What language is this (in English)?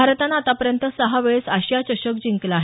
Marathi